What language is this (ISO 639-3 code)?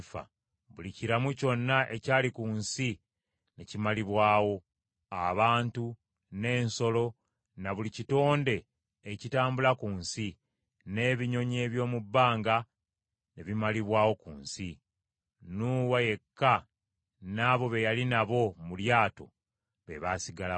lug